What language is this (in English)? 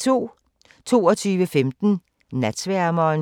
Danish